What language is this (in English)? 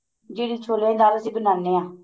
Punjabi